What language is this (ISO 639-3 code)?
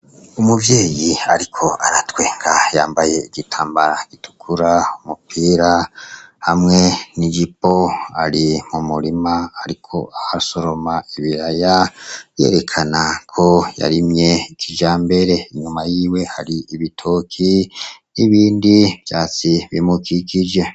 run